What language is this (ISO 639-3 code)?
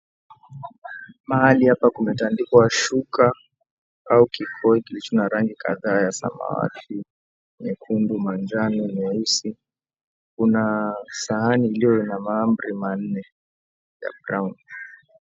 swa